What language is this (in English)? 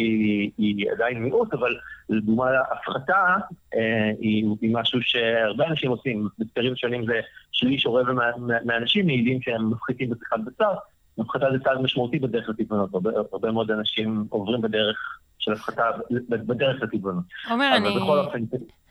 Hebrew